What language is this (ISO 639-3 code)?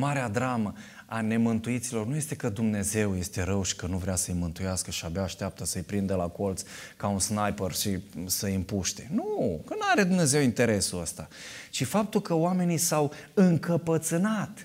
ron